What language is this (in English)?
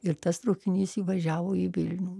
Lithuanian